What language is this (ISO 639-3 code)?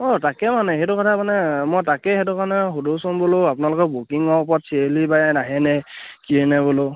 asm